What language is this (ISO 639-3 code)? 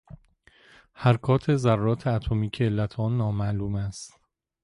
fas